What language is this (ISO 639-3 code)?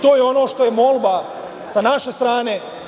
srp